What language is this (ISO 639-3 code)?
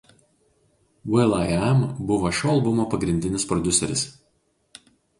lit